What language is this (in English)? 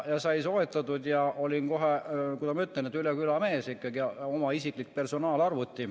Estonian